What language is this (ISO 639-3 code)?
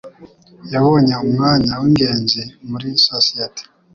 kin